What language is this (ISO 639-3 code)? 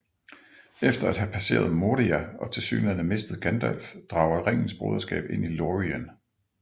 dan